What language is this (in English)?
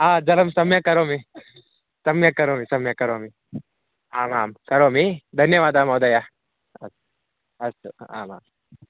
Sanskrit